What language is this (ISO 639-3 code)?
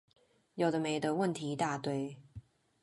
zho